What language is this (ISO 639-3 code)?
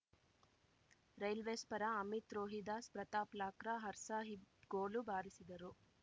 kan